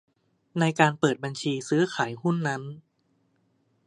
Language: Thai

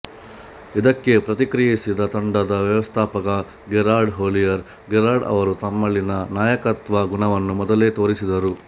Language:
Kannada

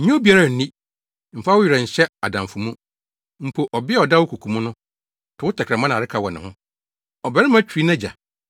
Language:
Akan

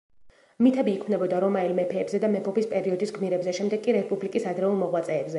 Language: Georgian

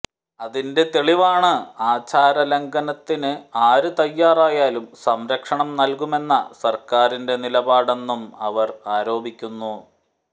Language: Malayalam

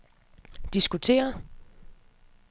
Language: Danish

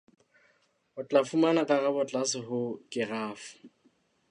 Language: Southern Sotho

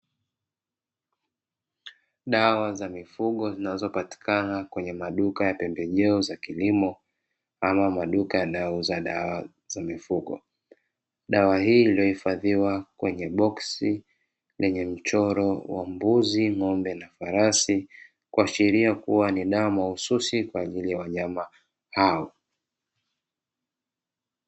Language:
Swahili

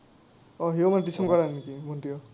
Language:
Assamese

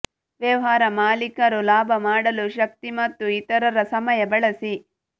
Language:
Kannada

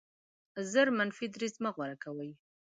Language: Pashto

